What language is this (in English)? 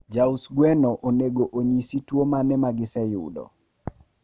Luo (Kenya and Tanzania)